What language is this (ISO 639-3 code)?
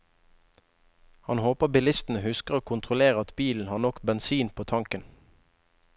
nor